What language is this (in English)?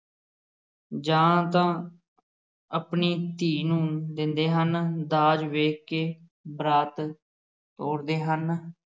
Punjabi